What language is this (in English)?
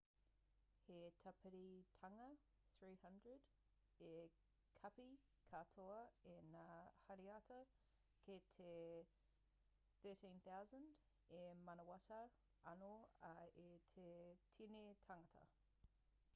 Māori